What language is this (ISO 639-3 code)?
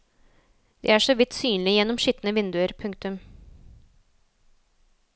nor